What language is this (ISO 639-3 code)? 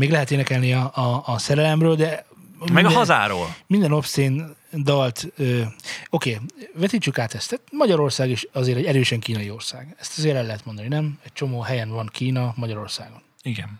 hun